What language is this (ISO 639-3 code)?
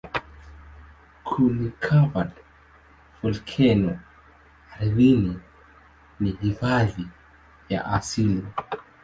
swa